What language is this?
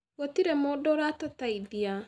Kikuyu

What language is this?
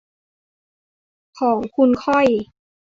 Thai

